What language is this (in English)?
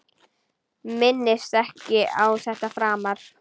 Icelandic